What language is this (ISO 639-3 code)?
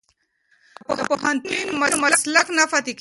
pus